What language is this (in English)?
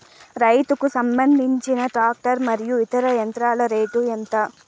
Telugu